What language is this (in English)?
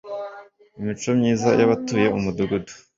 Kinyarwanda